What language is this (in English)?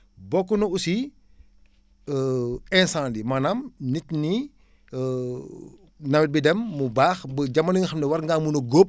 Wolof